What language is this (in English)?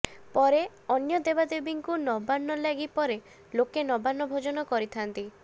Odia